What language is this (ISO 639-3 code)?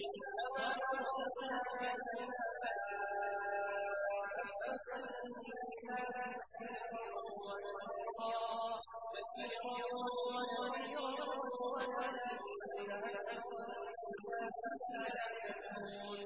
ara